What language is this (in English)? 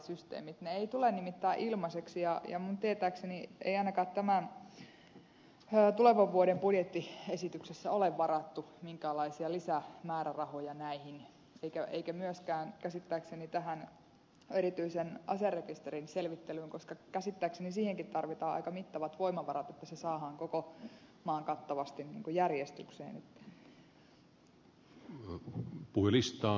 Finnish